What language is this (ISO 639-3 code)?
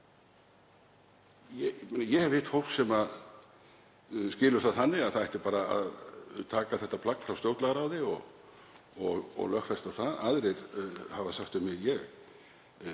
isl